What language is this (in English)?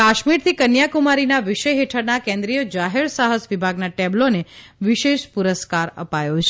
Gujarati